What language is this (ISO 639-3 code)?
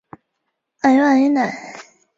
zho